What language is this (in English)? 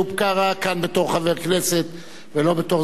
Hebrew